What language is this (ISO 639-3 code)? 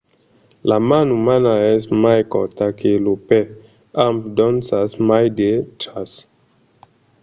oci